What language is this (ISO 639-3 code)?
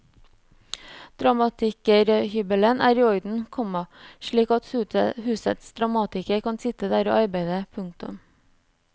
nor